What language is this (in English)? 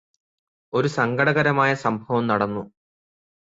Malayalam